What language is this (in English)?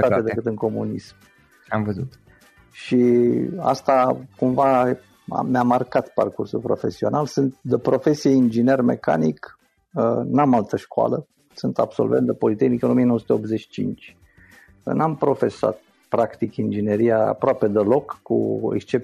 Romanian